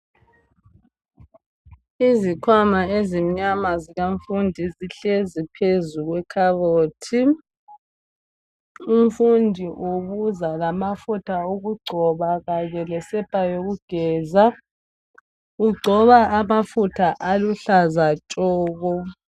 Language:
North Ndebele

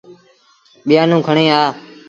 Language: Sindhi Bhil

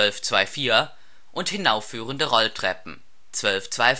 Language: German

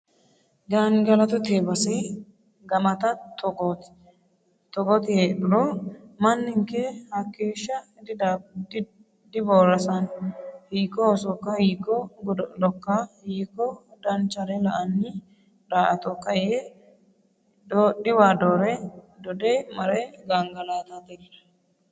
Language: Sidamo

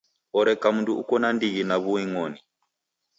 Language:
Taita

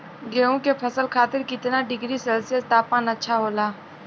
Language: Bhojpuri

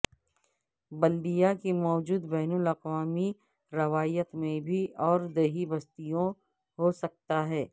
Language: Urdu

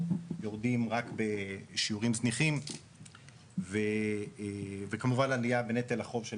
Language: Hebrew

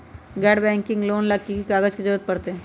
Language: Magahi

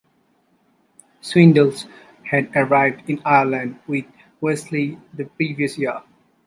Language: English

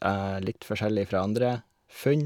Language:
Norwegian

